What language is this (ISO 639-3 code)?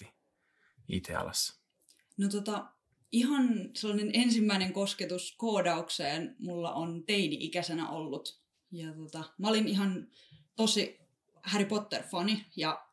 fin